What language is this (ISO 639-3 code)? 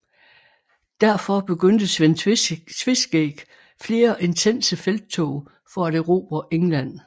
dan